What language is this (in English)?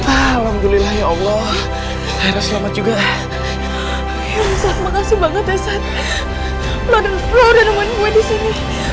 Indonesian